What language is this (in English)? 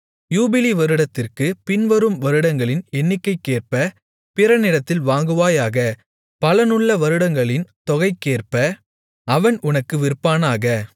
Tamil